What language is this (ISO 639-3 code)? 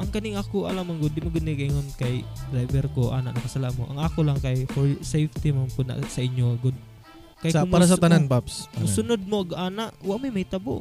fil